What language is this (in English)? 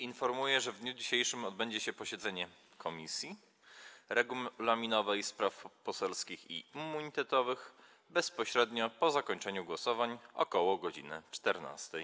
Polish